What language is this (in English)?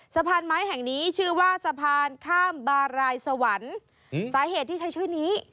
Thai